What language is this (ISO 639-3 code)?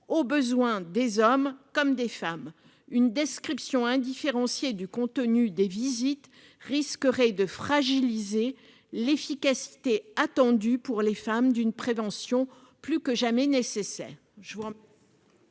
fra